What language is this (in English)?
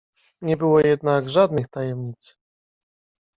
Polish